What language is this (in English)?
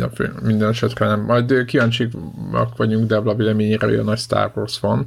Hungarian